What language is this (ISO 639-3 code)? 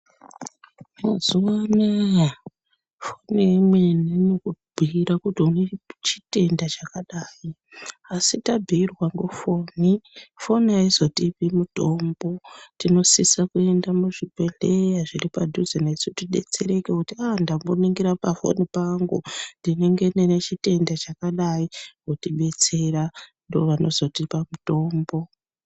ndc